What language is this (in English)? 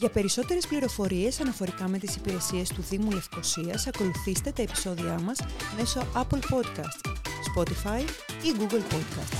Greek